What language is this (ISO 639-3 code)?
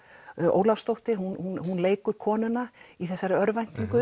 isl